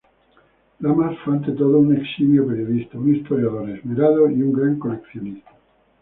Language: Spanish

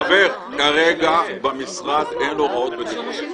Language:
Hebrew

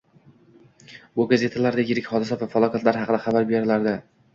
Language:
Uzbek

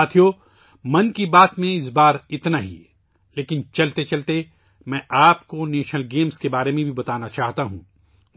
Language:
Urdu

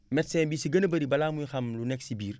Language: Wolof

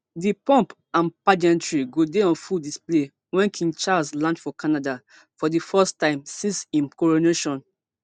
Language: Nigerian Pidgin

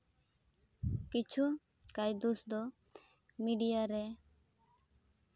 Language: Santali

